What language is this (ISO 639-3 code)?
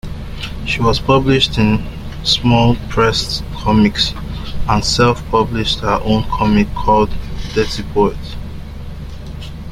eng